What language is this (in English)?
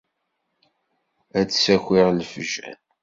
Kabyle